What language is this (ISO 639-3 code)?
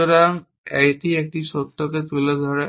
ben